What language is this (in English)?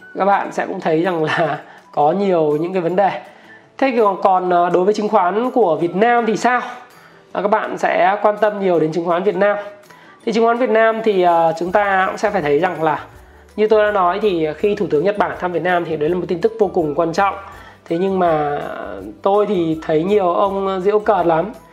Vietnamese